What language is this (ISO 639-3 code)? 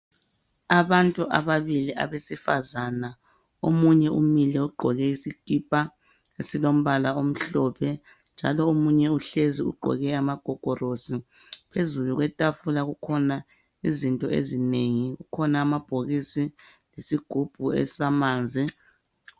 nde